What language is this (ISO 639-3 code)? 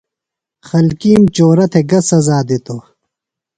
phl